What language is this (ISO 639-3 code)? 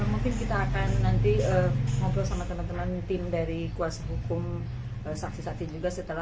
ind